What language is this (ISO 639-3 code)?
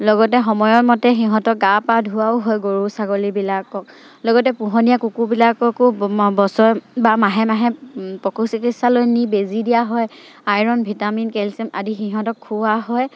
asm